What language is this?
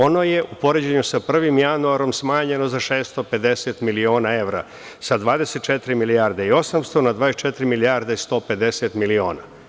Serbian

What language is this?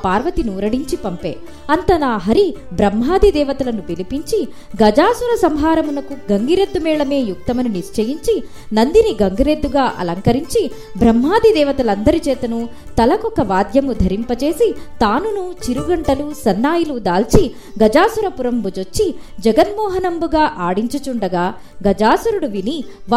Telugu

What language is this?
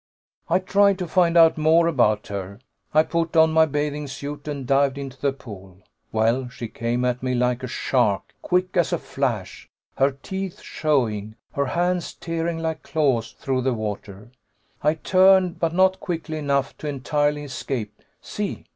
English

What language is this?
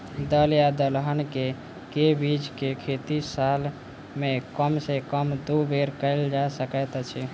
Maithili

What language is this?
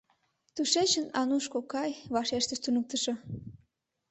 Mari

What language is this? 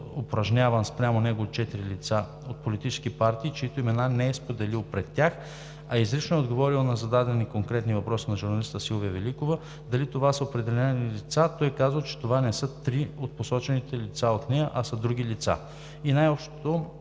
Bulgarian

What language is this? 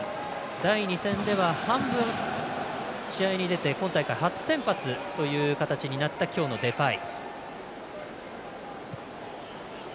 Japanese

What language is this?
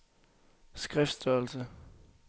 Danish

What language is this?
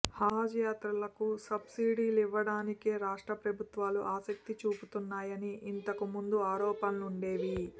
Telugu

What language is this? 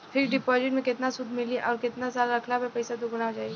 Bhojpuri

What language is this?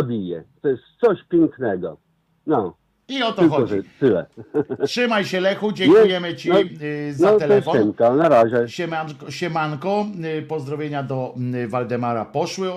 Polish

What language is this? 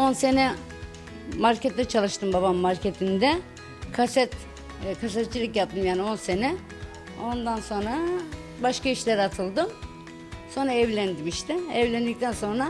Turkish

